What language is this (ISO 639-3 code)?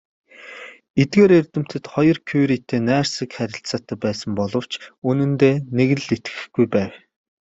mon